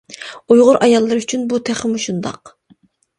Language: Uyghur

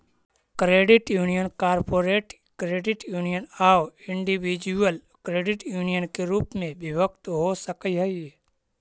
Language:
Magahi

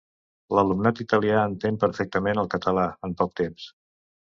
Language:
Catalan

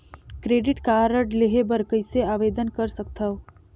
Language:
Chhattisgarhi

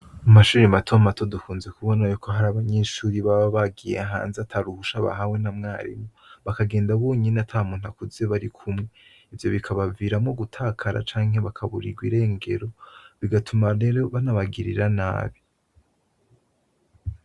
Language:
Rundi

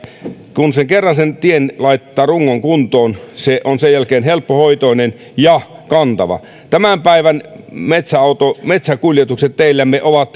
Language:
Finnish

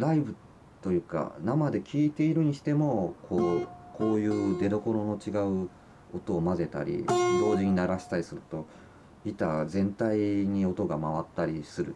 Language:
Japanese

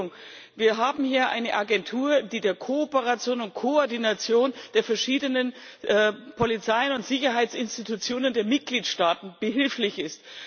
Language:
German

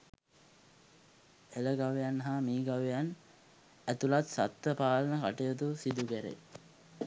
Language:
Sinhala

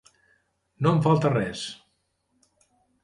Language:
Catalan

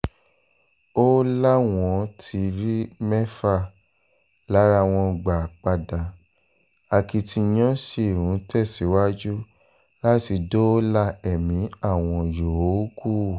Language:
Yoruba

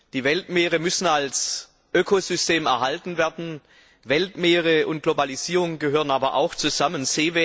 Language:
German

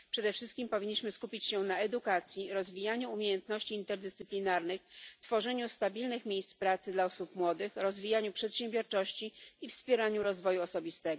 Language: Polish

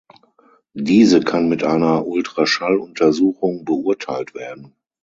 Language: German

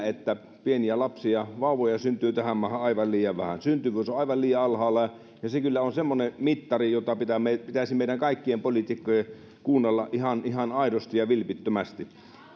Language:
Finnish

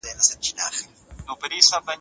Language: Pashto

